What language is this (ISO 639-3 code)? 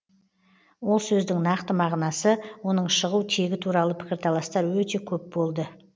kaz